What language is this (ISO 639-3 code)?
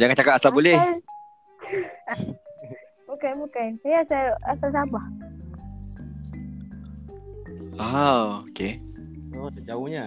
msa